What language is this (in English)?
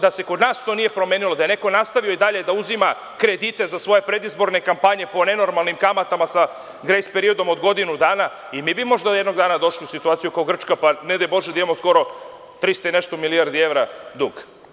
Serbian